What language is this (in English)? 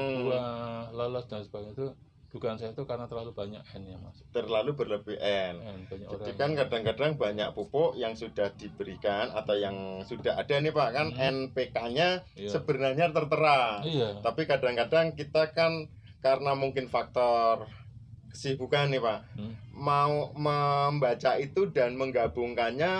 Indonesian